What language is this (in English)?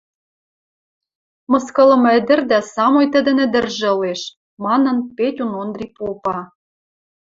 Western Mari